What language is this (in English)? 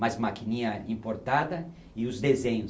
Portuguese